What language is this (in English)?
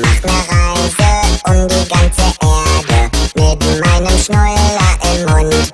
Korean